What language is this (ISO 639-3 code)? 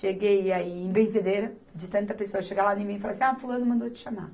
por